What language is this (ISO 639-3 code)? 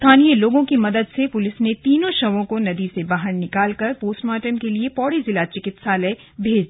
hin